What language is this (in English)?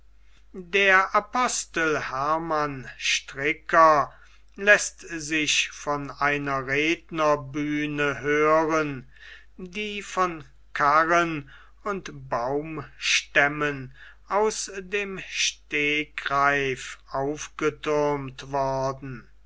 German